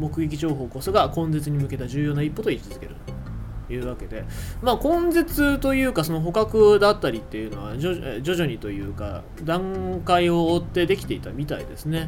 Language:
Japanese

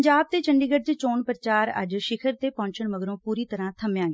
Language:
Punjabi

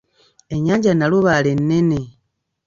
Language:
Ganda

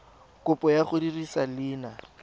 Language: Tswana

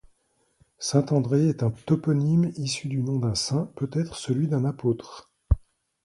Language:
French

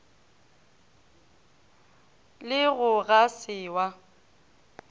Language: Northern Sotho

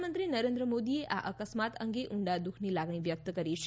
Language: Gujarati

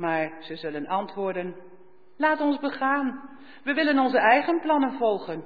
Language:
Dutch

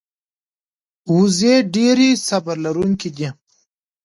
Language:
Pashto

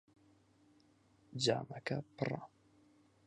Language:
Central Kurdish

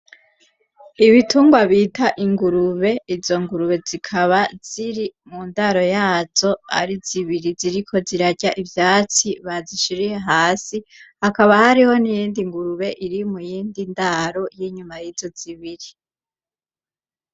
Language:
Rundi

